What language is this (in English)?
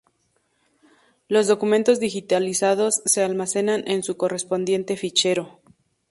Spanish